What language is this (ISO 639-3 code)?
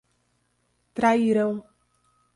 por